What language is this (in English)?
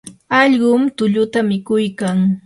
Yanahuanca Pasco Quechua